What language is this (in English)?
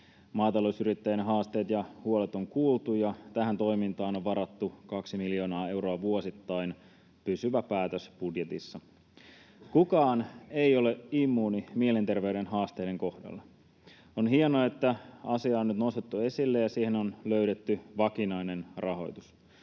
Finnish